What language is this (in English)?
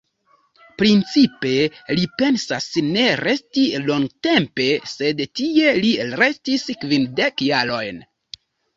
Esperanto